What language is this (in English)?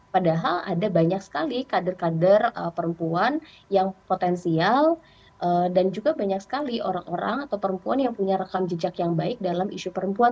Indonesian